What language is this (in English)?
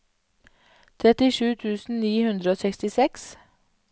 Norwegian